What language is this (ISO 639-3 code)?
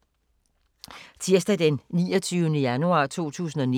dan